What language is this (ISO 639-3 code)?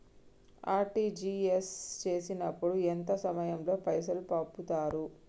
tel